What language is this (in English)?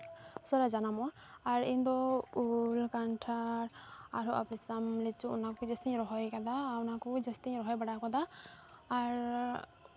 Santali